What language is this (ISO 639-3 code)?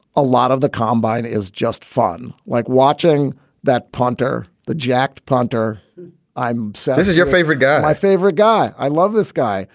eng